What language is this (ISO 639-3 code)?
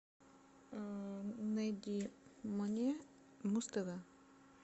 rus